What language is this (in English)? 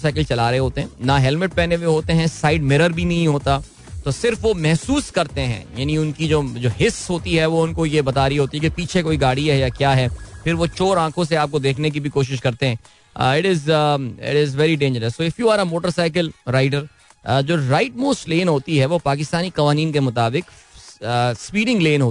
Hindi